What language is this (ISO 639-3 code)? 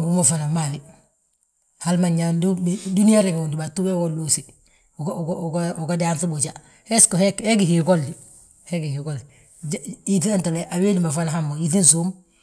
bjt